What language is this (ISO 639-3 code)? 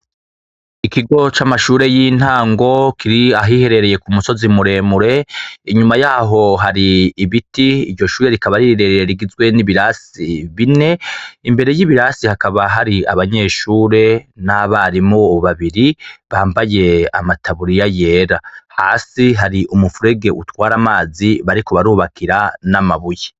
run